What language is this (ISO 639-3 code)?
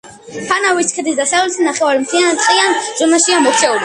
kat